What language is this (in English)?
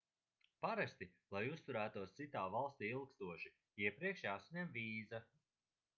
Latvian